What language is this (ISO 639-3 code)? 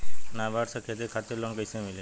bho